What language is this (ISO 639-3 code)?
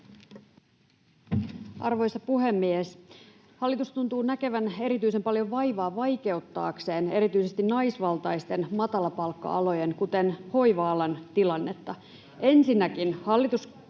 fin